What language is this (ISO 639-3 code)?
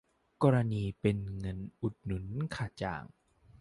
tha